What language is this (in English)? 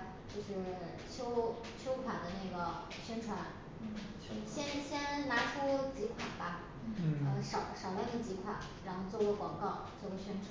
Chinese